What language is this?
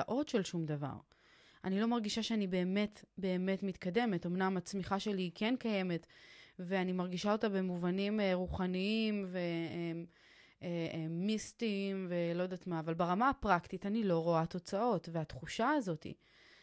Hebrew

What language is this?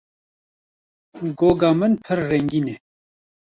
Kurdish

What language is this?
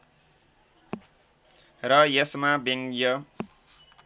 Nepali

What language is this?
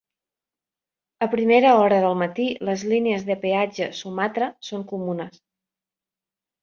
Catalan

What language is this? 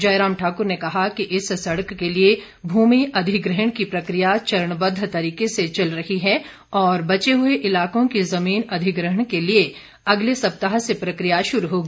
Hindi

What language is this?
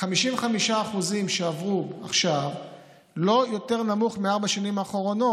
Hebrew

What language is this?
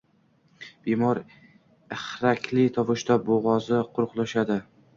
Uzbek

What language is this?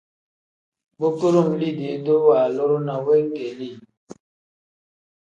Tem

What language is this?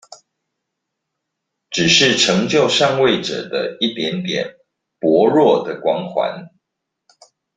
Chinese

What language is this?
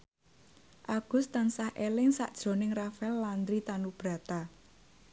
Javanese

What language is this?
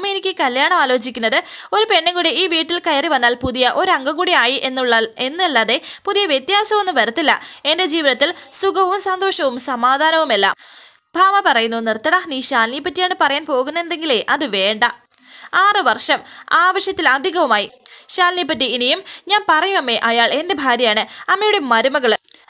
Malayalam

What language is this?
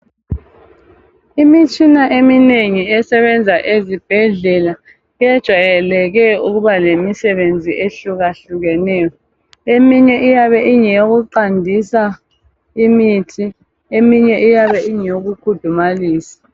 North Ndebele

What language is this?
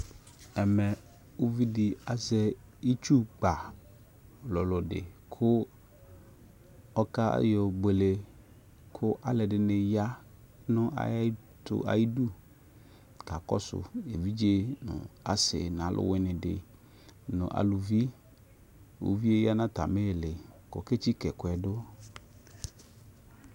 Ikposo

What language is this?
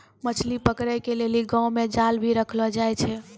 Maithili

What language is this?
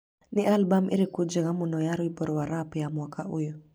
Kikuyu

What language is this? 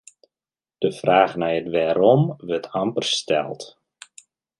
Western Frisian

